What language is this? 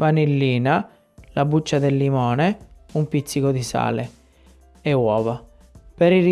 Italian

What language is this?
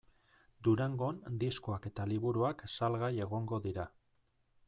Basque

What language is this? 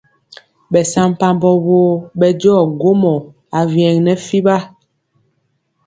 Mpiemo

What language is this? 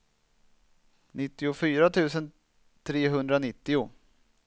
Swedish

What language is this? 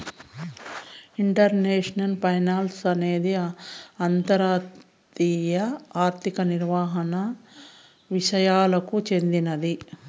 Telugu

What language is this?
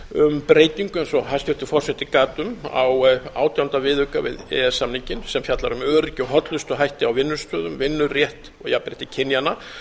Icelandic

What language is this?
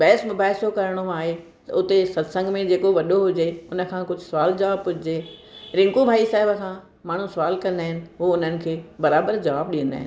Sindhi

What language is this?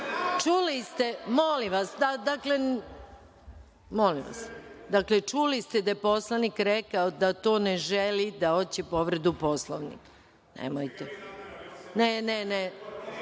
Serbian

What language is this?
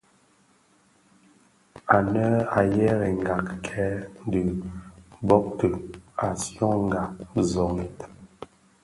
Bafia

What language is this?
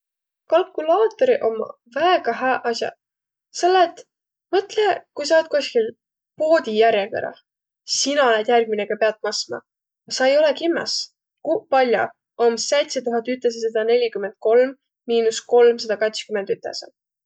Võro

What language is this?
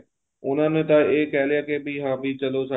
Punjabi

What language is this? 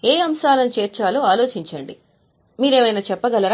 Telugu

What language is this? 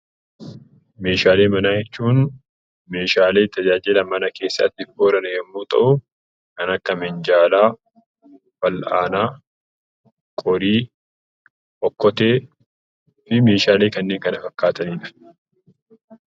Oromo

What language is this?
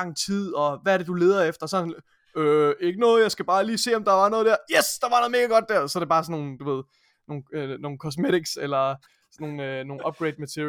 Danish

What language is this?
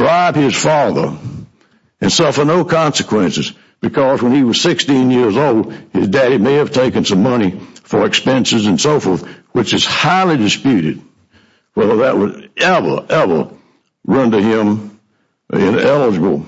English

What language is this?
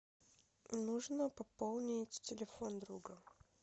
Russian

